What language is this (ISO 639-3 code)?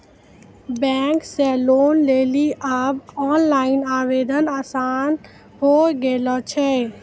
mai